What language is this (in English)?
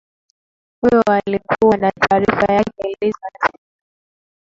Swahili